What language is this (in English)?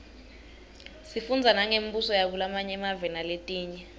Swati